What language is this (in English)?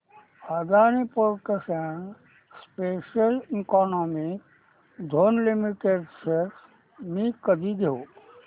Marathi